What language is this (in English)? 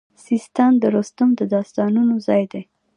Pashto